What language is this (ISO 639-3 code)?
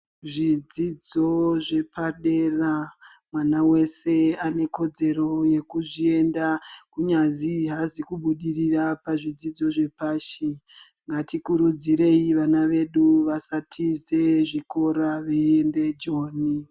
ndc